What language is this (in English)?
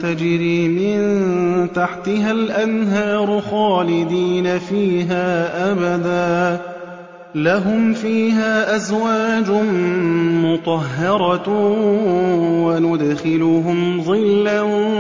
Arabic